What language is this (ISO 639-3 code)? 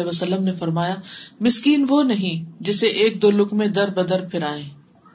urd